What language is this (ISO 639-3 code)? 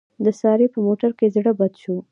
pus